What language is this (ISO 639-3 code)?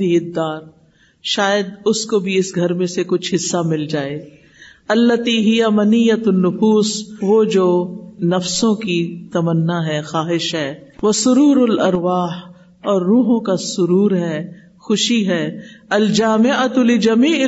urd